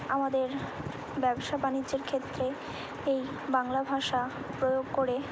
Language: Bangla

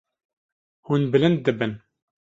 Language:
Kurdish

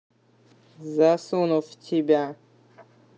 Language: Russian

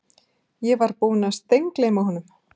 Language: Icelandic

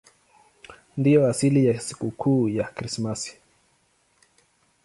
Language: Swahili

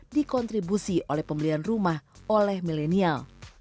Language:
Indonesian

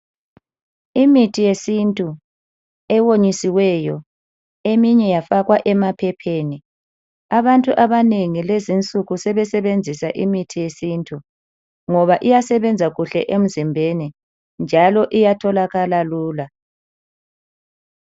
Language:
North Ndebele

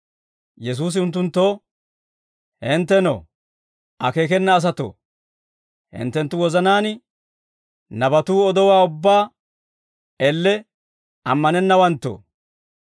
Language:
Dawro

